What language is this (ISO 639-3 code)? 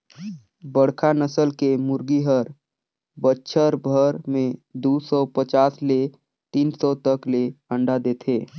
hne